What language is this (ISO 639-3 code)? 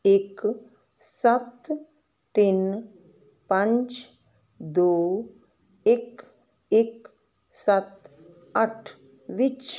pan